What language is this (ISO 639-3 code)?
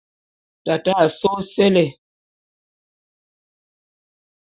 bum